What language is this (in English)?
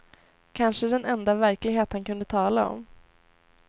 Swedish